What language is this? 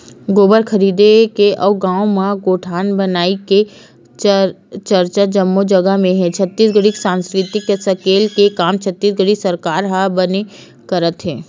Chhattisgarhi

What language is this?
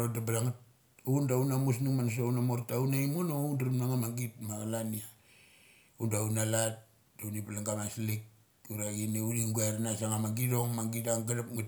Mali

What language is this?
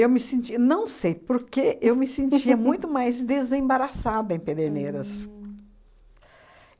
Portuguese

